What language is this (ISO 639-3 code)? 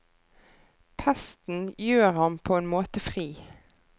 nor